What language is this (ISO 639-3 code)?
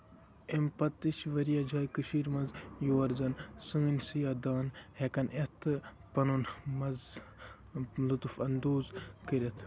kas